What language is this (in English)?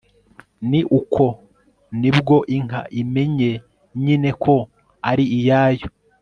Kinyarwanda